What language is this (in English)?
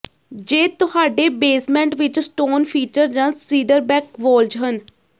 Punjabi